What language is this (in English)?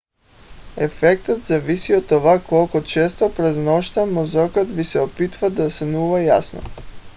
Bulgarian